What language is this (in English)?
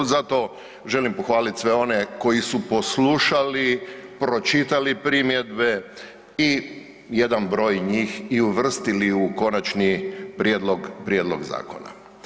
Croatian